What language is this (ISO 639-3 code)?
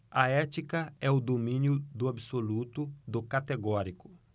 por